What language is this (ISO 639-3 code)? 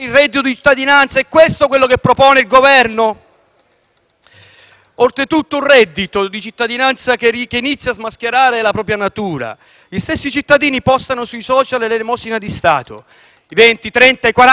ita